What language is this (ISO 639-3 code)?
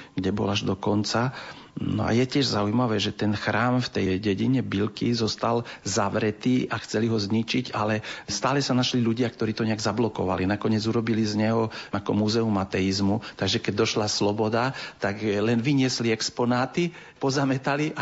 slk